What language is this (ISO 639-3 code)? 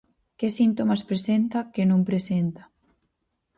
glg